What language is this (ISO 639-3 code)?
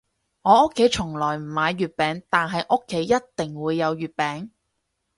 yue